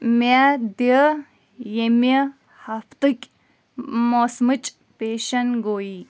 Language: Kashmiri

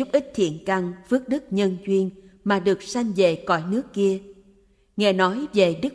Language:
Vietnamese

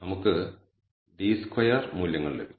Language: Malayalam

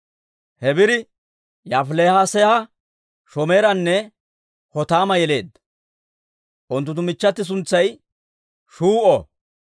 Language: Dawro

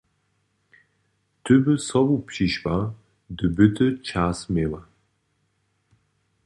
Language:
Upper Sorbian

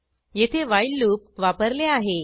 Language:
Marathi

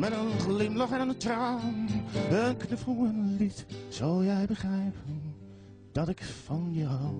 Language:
Dutch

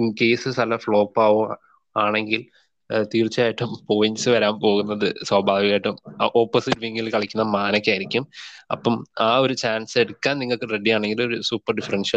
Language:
Malayalam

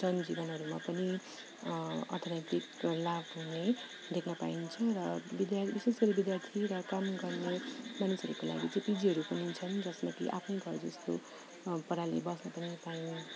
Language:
Nepali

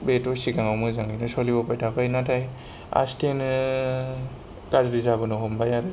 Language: Bodo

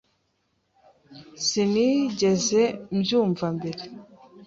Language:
Kinyarwanda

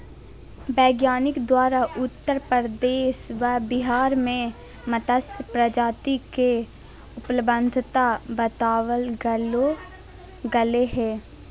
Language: Magahi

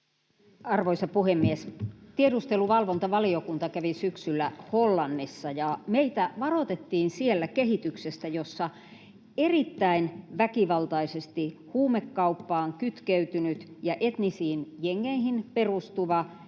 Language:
Finnish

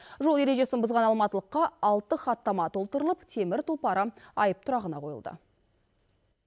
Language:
Kazakh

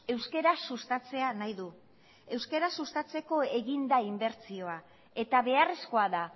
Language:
Basque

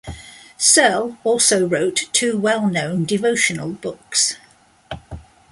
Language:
English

